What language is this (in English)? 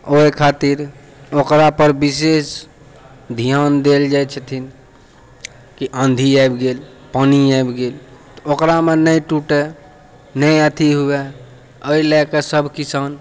Maithili